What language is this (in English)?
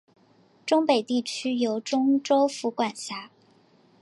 Chinese